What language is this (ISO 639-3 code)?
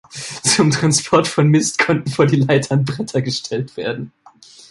deu